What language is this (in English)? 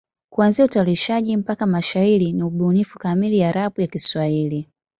Swahili